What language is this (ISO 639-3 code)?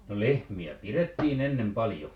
fin